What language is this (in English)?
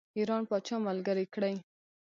Pashto